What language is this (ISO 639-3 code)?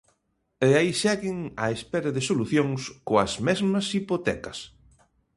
glg